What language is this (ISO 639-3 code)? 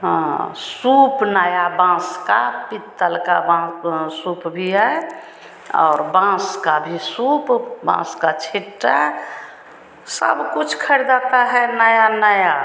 hin